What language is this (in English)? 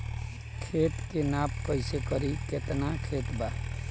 Bhojpuri